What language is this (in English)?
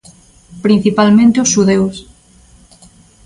Galician